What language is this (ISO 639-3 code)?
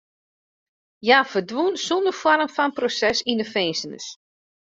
fry